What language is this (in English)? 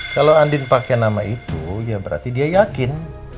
Indonesian